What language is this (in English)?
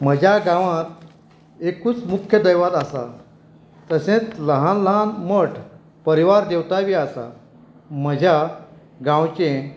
Konkani